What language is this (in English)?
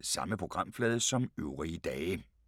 Danish